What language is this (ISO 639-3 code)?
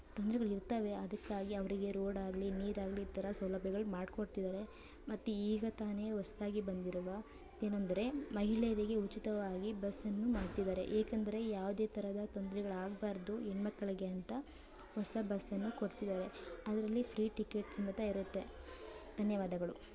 kan